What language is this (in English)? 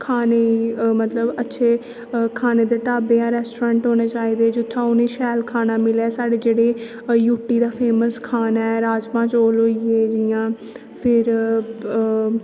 Dogri